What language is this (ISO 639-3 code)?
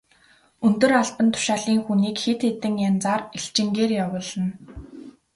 mon